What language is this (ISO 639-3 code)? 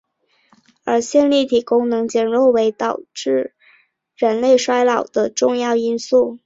zho